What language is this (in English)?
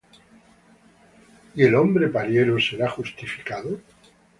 Spanish